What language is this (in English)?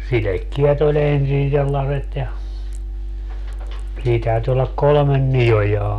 Finnish